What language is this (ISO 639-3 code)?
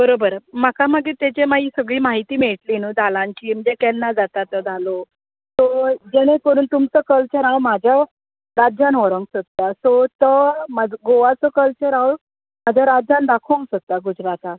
kok